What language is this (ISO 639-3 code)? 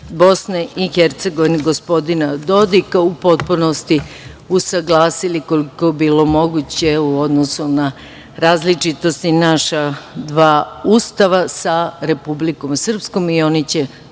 srp